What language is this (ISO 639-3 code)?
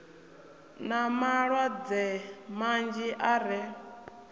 ven